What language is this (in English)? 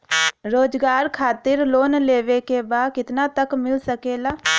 Bhojpuri